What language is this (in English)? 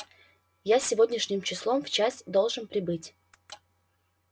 Russian